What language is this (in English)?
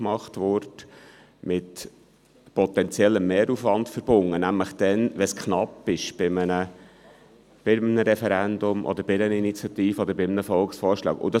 Swiss German